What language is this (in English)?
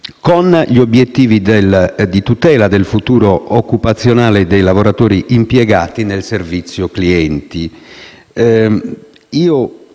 Italian